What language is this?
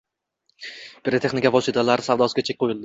Uzbek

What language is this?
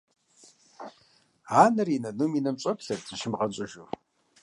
Kabardian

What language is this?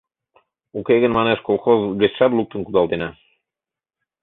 Mari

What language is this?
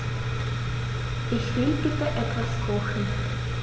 German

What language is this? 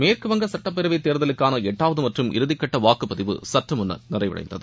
Tamil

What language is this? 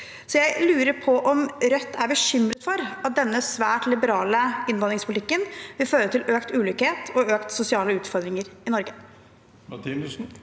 Norwegian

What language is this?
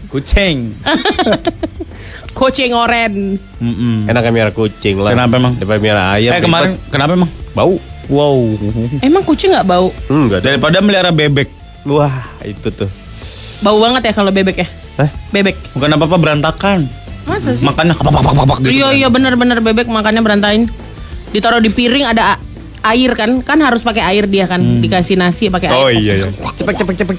Indonesian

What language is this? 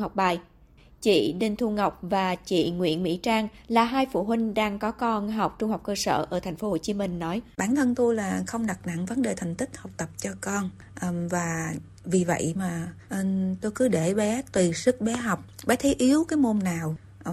Vietnamese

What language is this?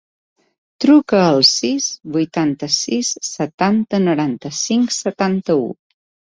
Catalan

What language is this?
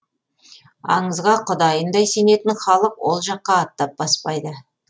Kazakh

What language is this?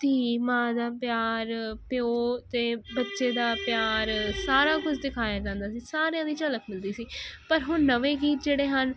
Punjabi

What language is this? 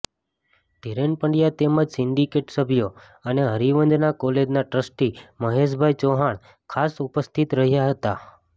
Gujarati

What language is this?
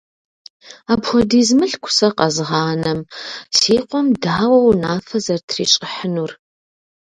Kabardian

